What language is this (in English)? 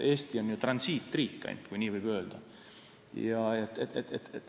Estonian